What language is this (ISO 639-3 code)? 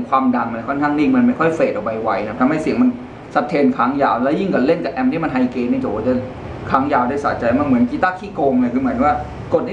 tha